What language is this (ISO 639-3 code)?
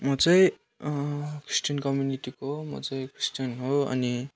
nep